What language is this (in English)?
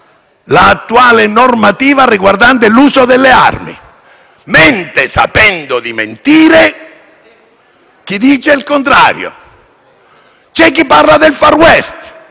Italian